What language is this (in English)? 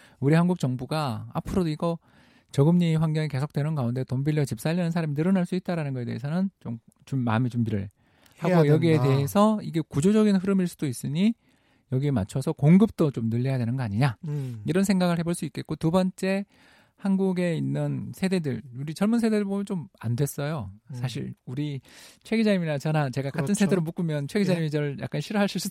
Korean